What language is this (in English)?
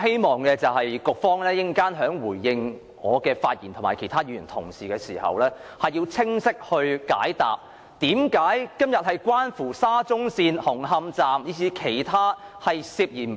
Cantonese